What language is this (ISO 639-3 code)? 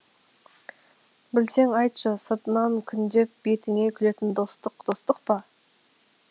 kaz